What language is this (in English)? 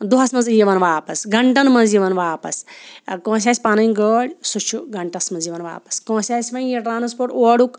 Kashmiri